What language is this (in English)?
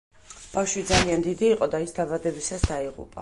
Georgian